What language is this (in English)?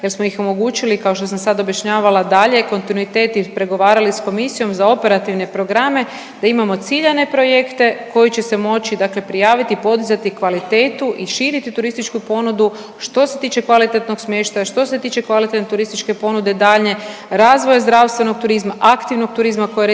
Croatian